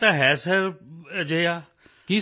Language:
Punjabi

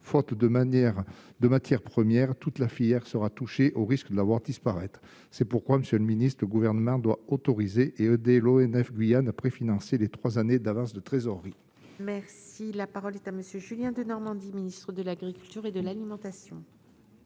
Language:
French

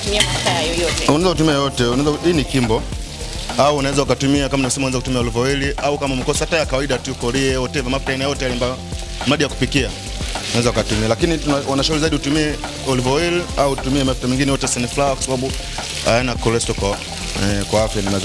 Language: Swahili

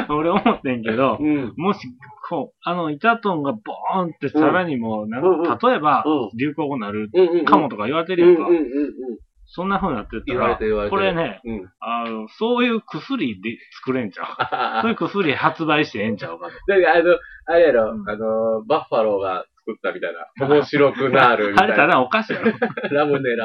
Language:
Japanese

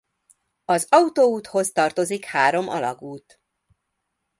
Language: Hungarian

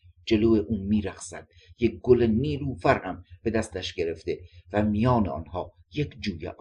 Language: Persian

